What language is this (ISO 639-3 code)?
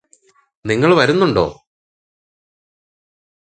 mal